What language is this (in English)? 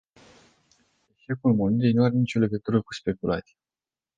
Romanian